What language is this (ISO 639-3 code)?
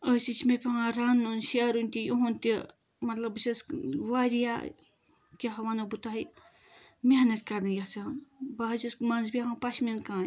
kas